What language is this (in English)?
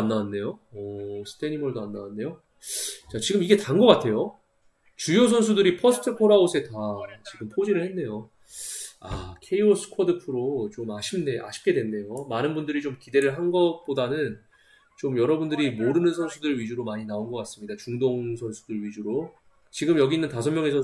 Korean